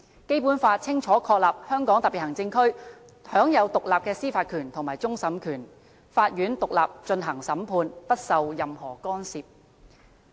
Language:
Cantonese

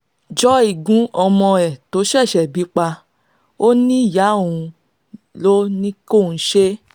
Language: Yoruba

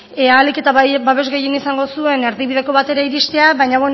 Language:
Basque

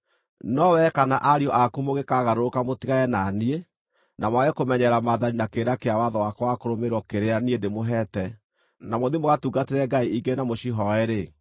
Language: Kikuyu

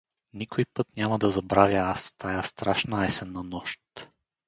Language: Bulgarian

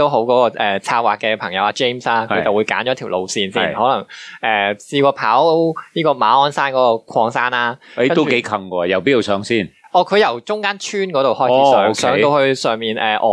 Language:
Chinese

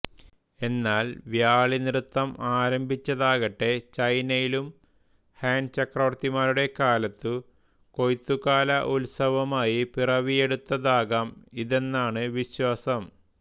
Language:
Malayalam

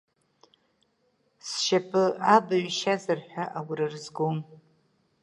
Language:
Abkhazian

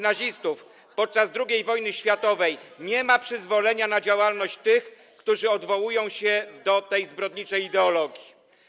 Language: Polish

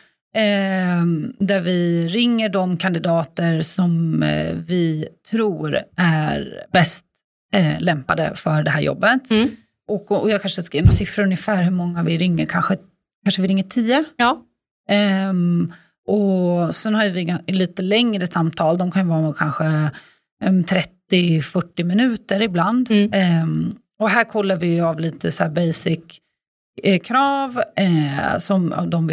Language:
Swedish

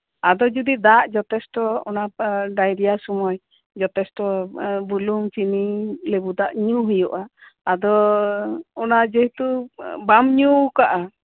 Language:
Santali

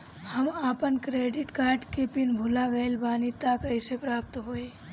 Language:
Bhojpuri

